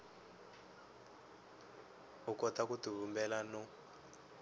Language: Tsonga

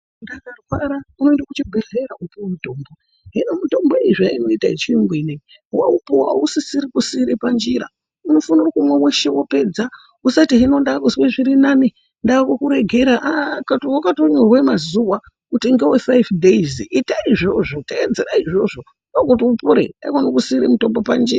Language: Ndau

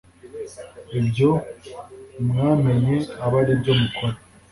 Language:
Kinyarwanda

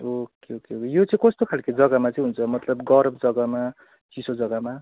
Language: Nepali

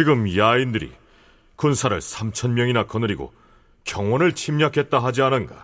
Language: Korean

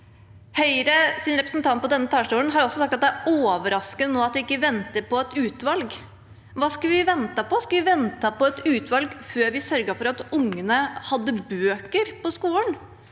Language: Norwegian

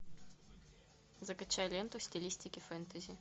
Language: Russian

